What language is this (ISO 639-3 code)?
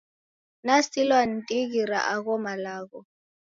dav